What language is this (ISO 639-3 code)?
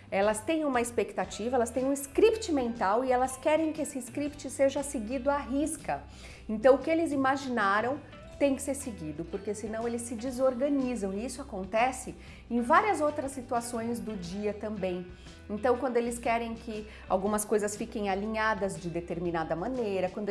por